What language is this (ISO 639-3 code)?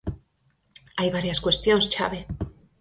glg